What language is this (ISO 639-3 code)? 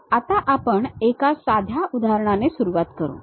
mar